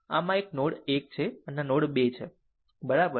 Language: Gujarati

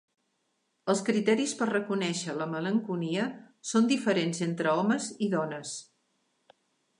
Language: Catalan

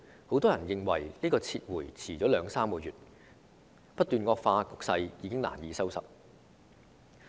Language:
Cantonese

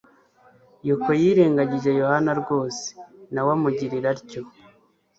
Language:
Kinyarwanda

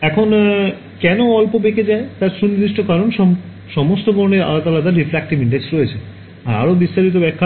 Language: Bangla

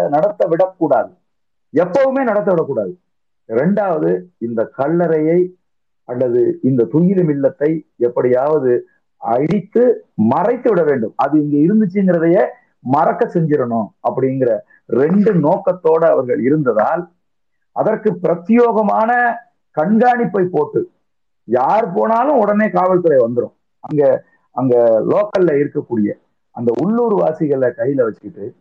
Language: Tamil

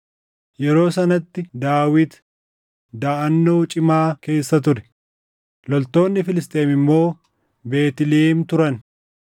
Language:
Oromo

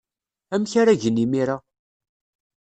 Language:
Kabyle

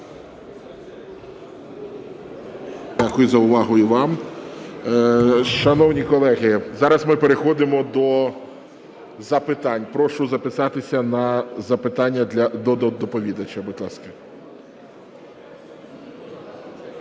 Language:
Ukrainian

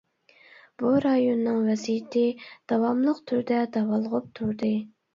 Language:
Uyghur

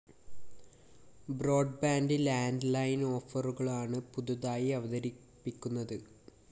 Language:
Malayalam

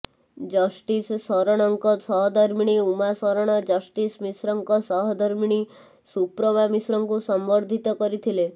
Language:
Odia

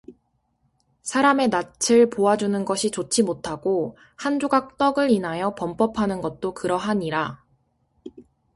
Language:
Korean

